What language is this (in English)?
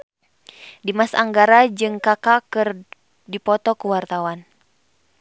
Sundanese